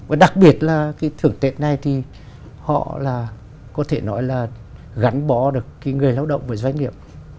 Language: Vietnamese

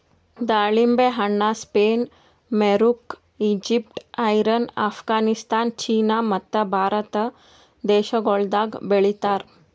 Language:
Kannada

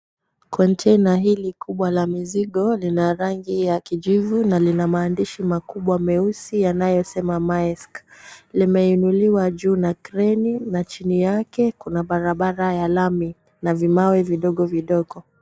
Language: Swahili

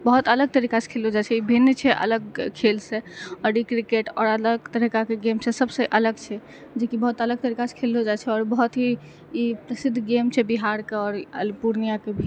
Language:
Maithili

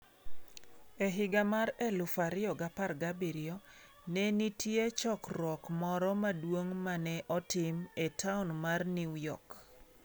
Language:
Luo (Kenya and Tanzania)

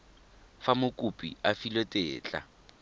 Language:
Tswana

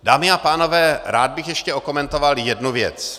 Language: Czech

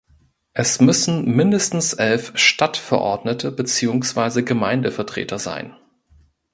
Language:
German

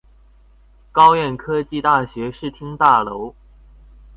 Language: Chinese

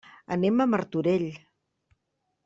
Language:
Catalan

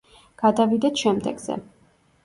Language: Georgian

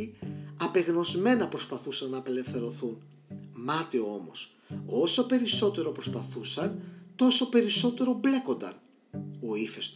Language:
Greek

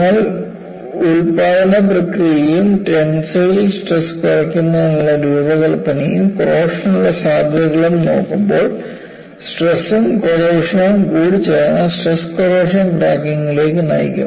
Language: Malayalam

